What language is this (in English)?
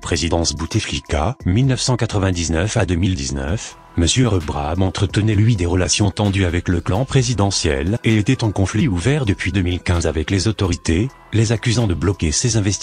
French